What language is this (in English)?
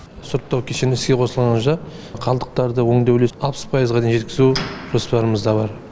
Kazakh